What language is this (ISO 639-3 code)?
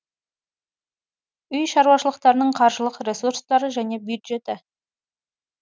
kaz